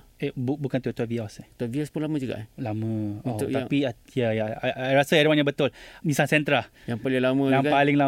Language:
Malay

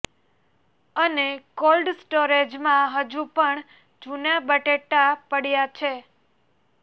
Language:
Gujarati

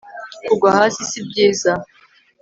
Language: Kinyarwanda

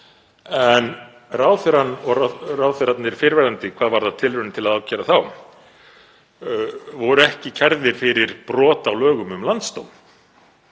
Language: Icelandic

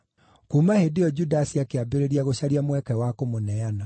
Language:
Kikuyu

